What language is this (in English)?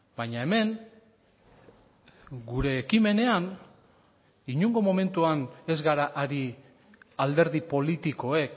Basque